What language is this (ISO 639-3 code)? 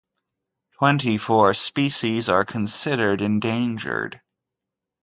eng